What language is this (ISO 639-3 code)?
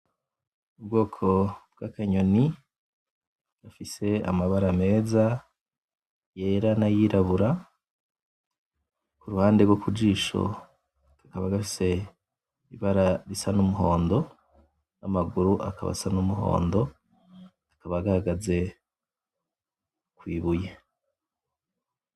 run